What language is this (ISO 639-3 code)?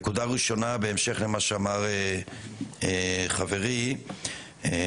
heb